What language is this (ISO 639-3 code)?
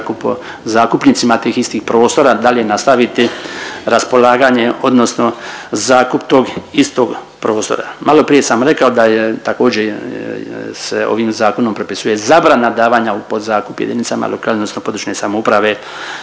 hrv